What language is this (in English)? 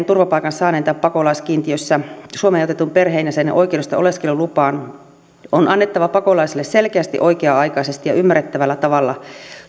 Finnish